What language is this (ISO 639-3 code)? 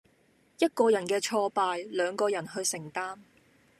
yue